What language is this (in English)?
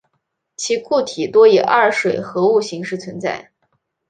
Chinese